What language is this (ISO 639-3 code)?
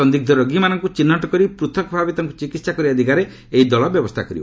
ori